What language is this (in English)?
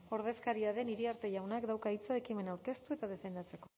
Basque